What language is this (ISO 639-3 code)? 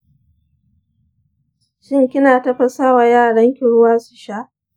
hau